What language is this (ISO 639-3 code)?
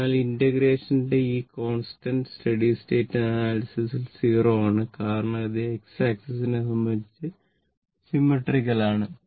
mal